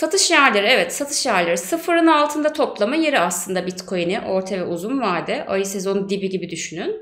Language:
Turkish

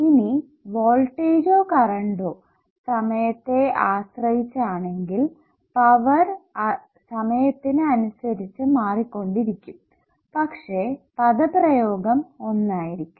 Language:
Malayalam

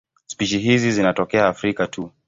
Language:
Swahili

